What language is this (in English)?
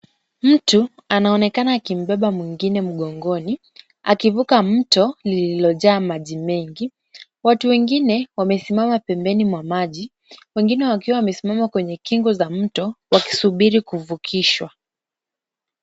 Swahili